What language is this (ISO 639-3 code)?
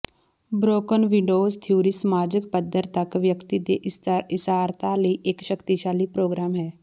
pan